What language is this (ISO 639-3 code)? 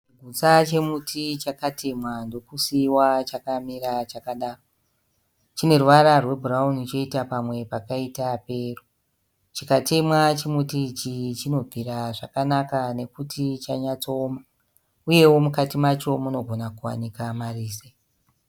sna